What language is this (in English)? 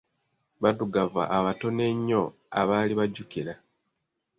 Ganda